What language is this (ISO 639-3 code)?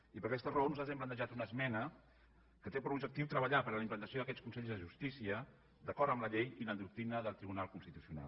cat